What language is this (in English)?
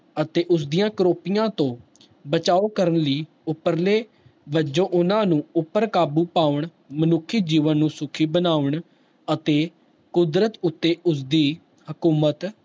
Punjabi